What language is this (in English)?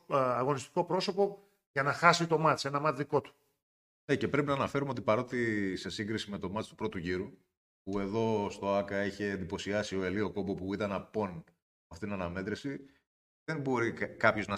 Greek